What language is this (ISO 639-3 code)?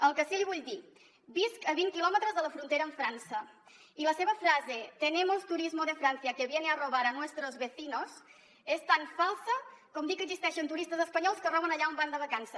cat